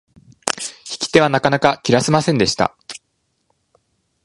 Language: Japanese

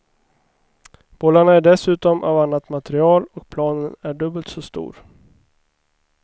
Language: Swedish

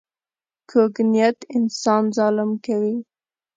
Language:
Pashto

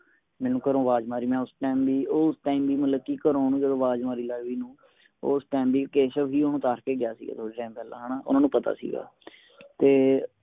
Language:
Punjabi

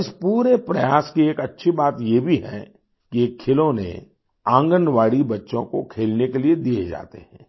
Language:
Hindi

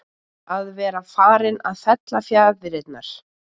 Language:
Icelandic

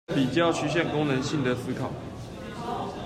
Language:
Chinese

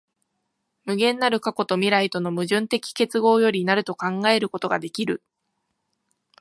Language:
Japanese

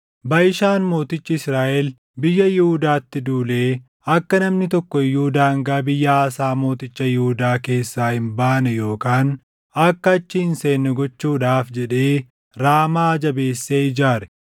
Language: Oromo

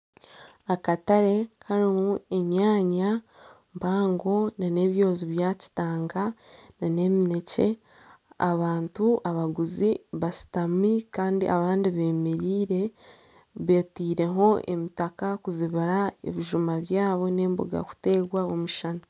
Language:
Nyankole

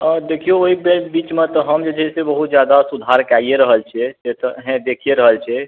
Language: Maithili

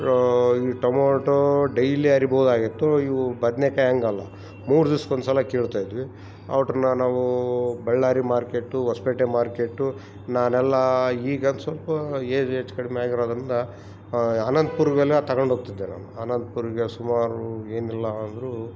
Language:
Kannada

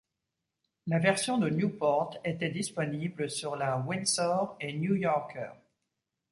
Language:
French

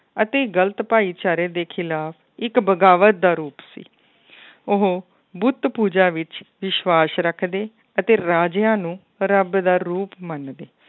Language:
Punjabi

